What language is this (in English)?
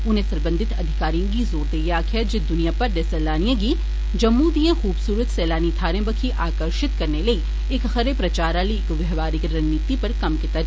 Dogri